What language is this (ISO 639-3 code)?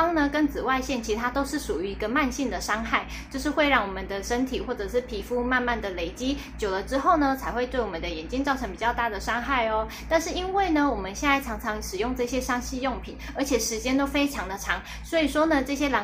zho